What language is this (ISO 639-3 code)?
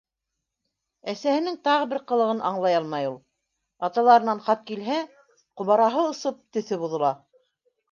bak